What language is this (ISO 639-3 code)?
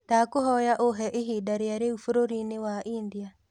kik